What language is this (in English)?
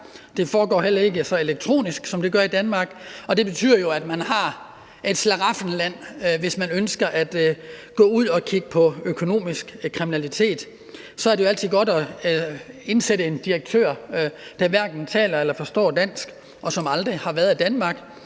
Danish